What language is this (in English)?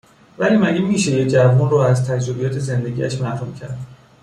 Persian